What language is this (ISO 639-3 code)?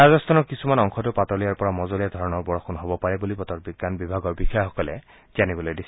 asm